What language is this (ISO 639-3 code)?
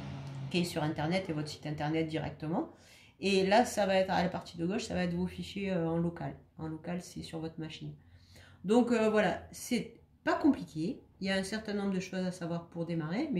fra